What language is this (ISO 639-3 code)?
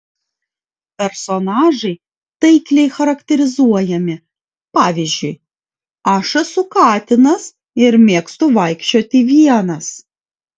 lit